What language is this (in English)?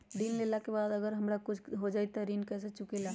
Magahi